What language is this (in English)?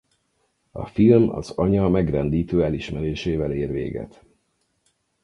Hungarian